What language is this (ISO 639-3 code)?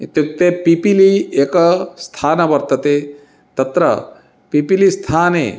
san